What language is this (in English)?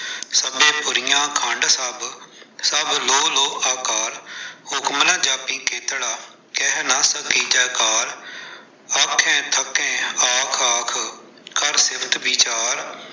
Punjabi